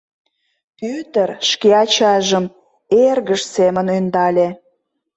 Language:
Mari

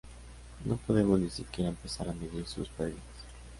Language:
Spanish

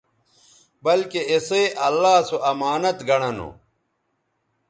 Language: Bateri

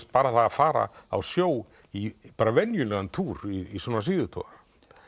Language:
Icelandic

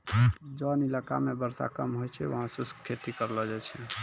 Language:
Maithili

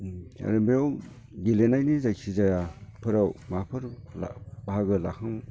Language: Bodo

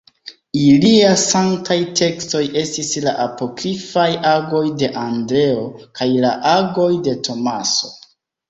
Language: Esperanto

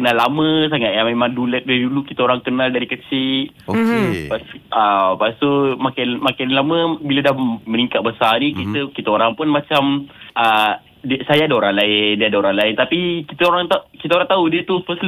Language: Malay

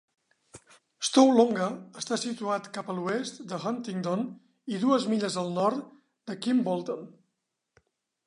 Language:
Catalan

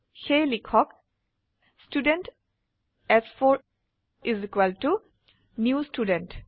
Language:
Assamese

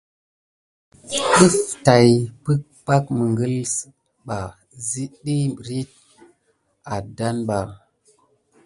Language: Gidar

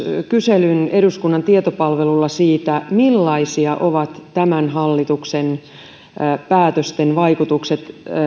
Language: Finnish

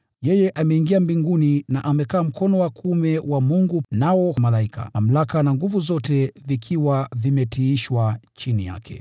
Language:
Swahili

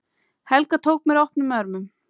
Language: Icelandic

